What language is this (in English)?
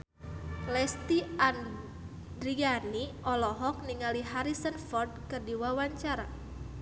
Sundanese